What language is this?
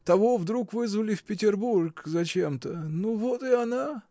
Russian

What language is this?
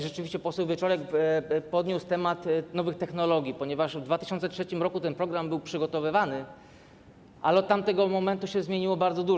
Polish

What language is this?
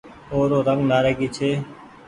Goaria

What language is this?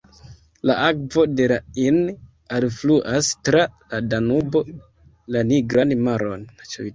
Esperanto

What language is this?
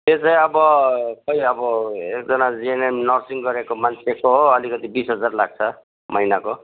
Nepali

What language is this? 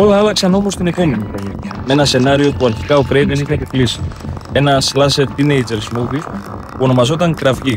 Greek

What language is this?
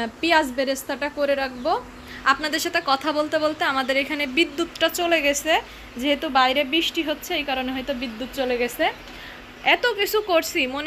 English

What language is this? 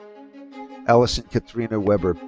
English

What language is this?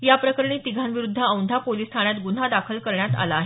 Marathi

